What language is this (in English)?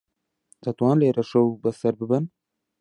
Central Kurdish